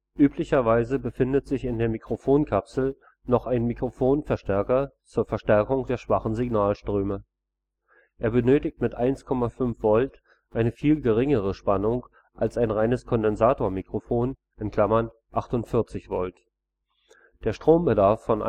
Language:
German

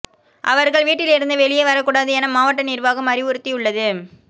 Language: Tamil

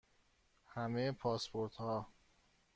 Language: Persian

